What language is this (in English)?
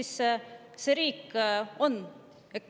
Estonian